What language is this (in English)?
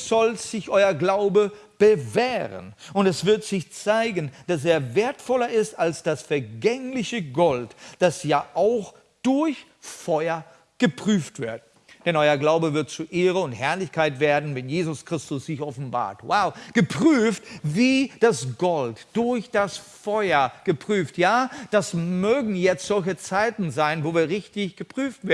German